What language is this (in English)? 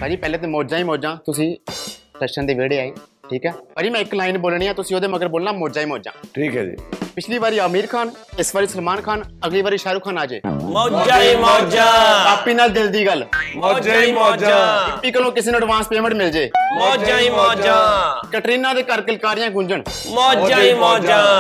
Punjabi